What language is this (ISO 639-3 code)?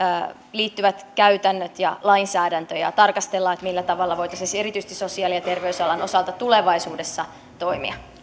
fin